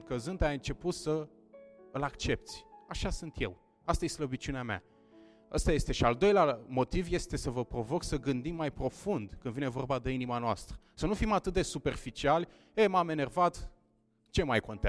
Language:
Romanian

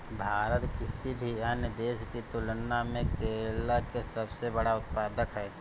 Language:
Bhojpuri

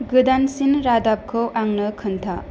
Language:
Bodo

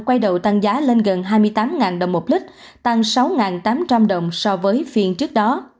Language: Vietnamese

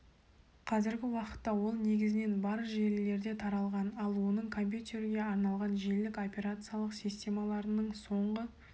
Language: Kazakh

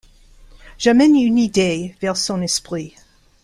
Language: French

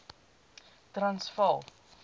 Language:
Afrikaans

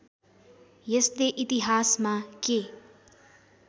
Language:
Nepali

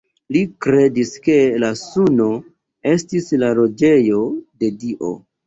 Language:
Esperanto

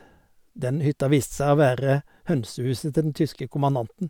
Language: Norwegian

